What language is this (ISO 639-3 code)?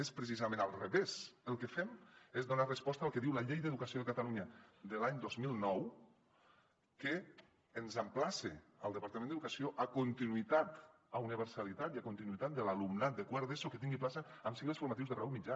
cat